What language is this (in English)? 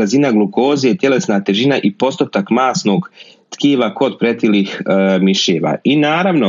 Croatian